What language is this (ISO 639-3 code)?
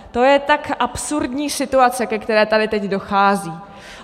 ces